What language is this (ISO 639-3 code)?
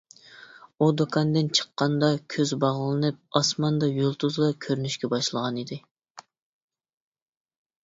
uig